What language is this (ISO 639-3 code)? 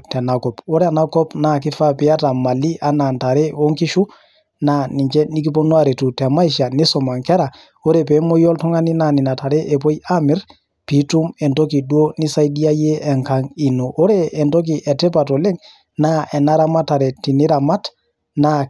mas